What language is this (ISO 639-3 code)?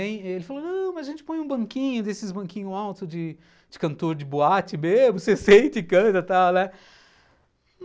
por